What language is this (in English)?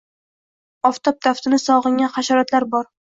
Uzbek